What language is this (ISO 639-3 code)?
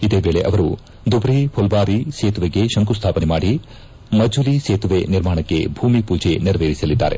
kan